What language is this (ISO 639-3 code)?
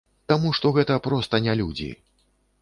bel